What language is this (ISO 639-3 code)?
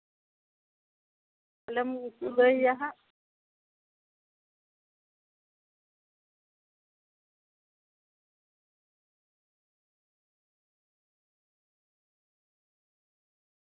sat